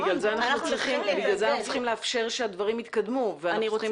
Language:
Hebrew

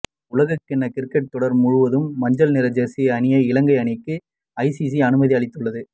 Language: Tamil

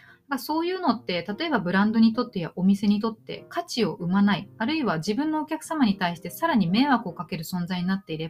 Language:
Japanese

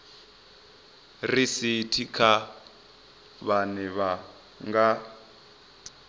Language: Venda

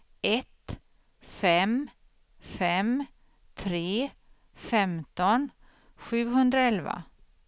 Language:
Swedish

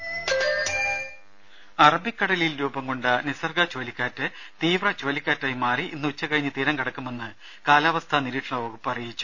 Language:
Malayalam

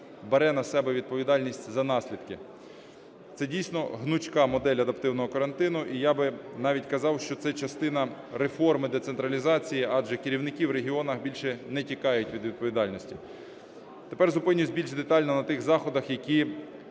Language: Ukrainian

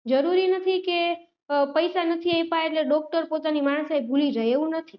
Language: Gujarati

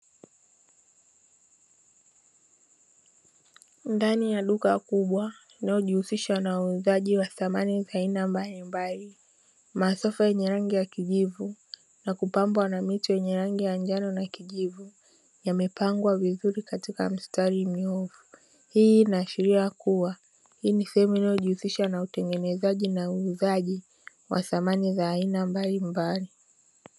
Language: Swahili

